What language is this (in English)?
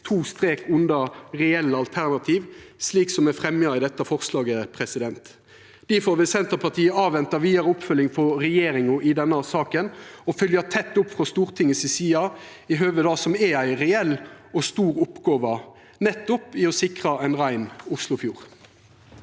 Norwegian